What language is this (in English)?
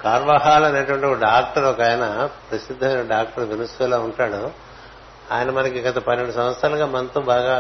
Telugu